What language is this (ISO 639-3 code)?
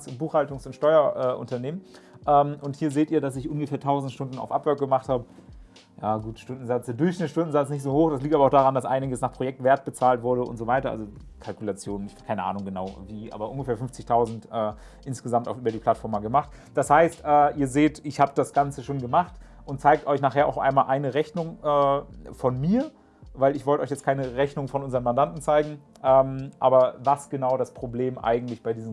deu